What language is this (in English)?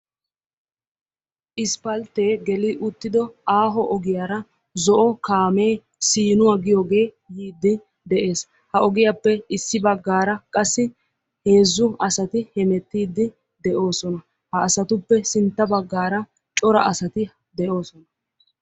Wolaytta